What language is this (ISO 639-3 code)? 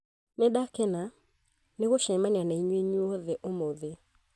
kik